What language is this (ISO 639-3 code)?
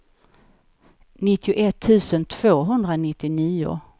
swe